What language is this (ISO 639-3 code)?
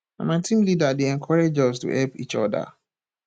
pcm